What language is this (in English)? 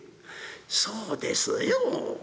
Japanese